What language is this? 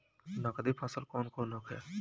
Bhojpuri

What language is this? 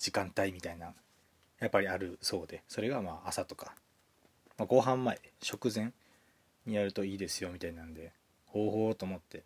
Japanese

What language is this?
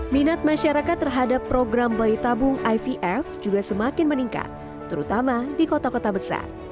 Indonesian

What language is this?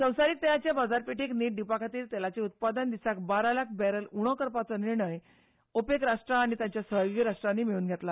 Konkani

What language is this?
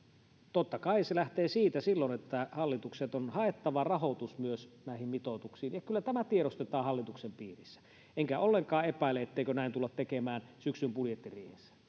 Finnish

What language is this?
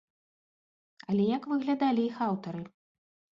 Belarusian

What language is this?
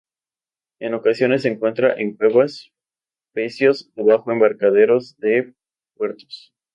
Spanish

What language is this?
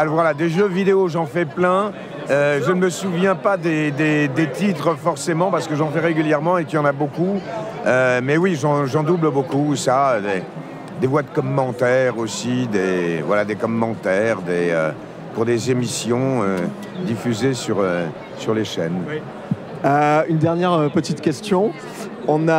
French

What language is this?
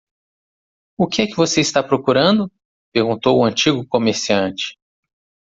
Portuguese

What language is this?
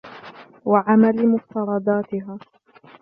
Arabic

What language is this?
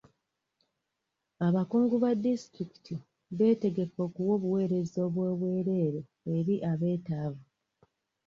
Ganda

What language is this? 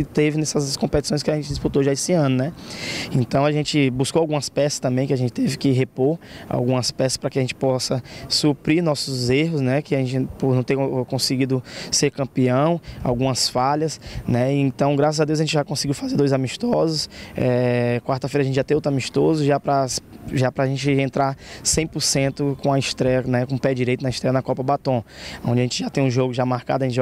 Portuguese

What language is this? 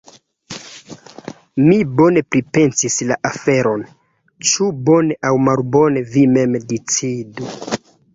Esperanto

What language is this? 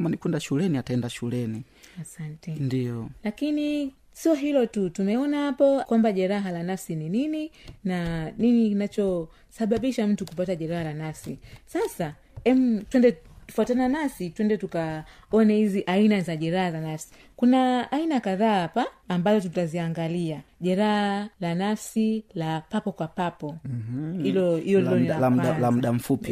Swahili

